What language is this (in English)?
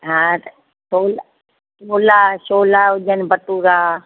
Sindhi